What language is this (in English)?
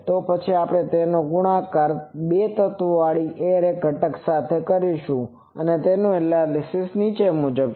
Gujarati